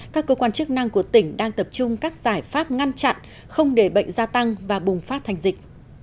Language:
Vietnamese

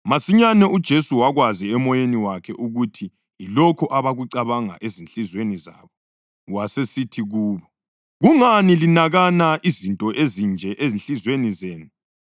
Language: North Ndebele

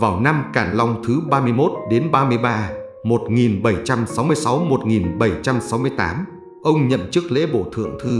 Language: Vietnamese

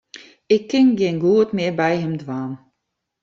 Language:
Western Frisian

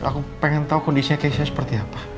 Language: Indonesian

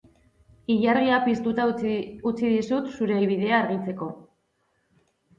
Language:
Basque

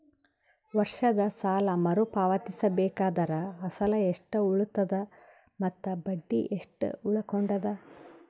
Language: Kannada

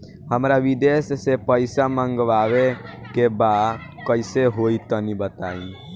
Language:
Bhojpuri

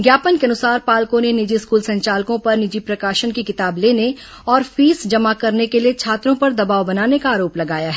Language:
Hindi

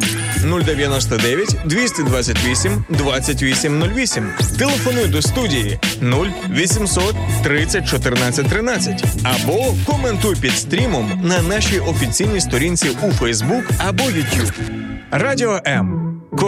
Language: Ukrainian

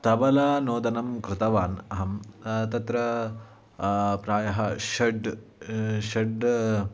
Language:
Sanskrit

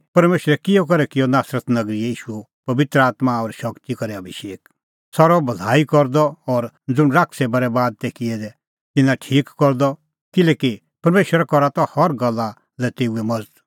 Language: Kullu Pahari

